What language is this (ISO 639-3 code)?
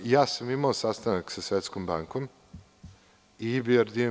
srp